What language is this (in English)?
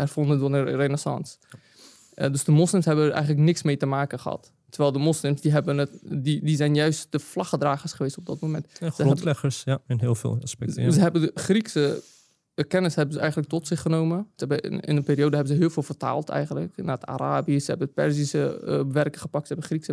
Dutch